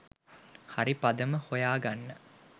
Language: Sinhala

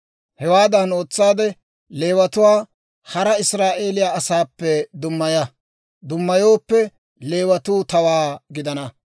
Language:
Dawro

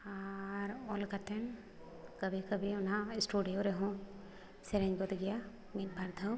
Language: Santali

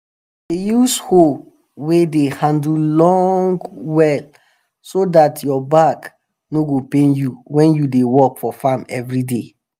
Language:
Nigerian Pidgin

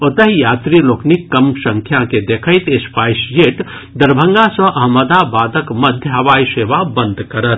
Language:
Maithili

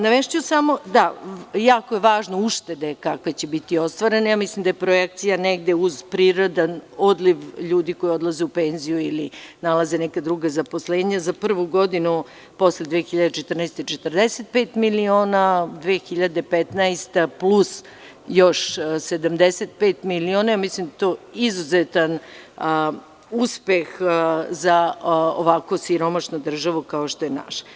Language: Serbian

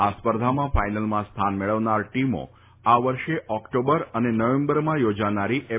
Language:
Gujarati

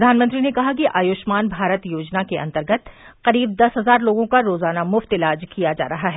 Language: Hindi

